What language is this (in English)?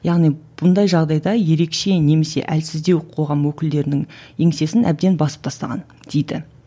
Kazakh